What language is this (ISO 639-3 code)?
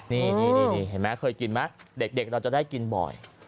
tha